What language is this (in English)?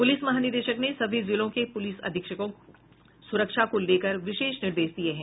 Hindi